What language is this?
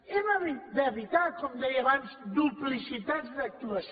Catalan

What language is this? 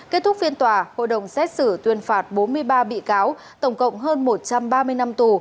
Vietnamese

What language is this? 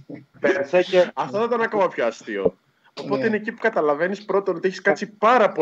Greek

